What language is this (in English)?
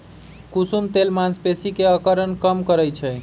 Magahi